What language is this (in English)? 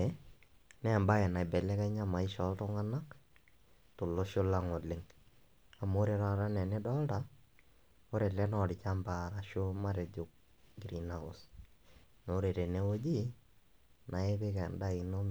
Masai